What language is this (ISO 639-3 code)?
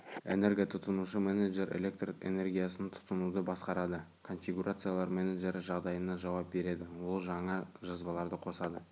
kaz